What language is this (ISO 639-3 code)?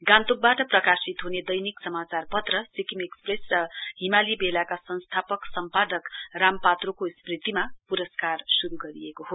nep